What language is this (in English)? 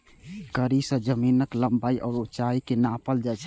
Maithili